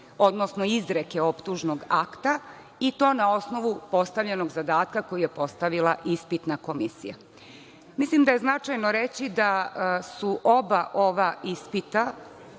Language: Serbian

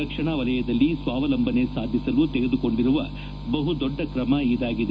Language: Kannada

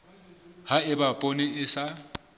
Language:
Southern Sotho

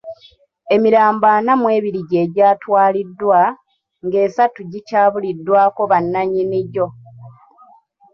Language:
Ganda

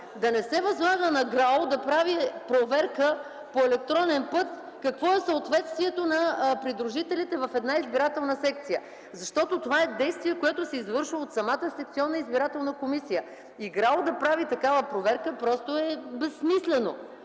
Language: Bulgarian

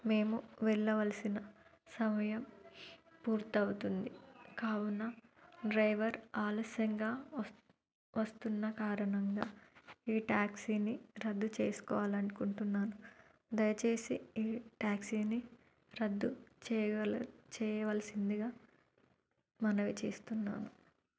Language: Telugu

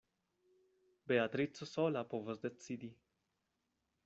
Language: Esperanto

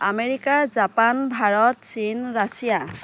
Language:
Assamese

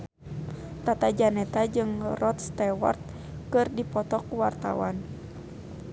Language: Sundanese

